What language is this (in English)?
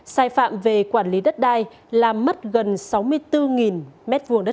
Vietnamese